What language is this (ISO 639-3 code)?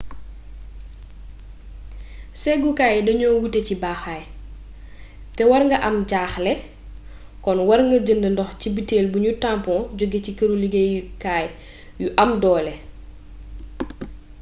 wol